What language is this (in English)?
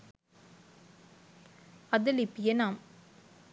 Sinhala